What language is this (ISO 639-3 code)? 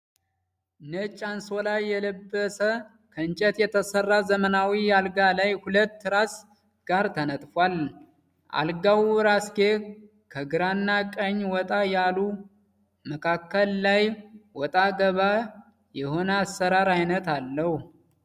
amh